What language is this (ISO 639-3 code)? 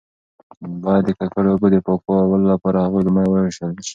pus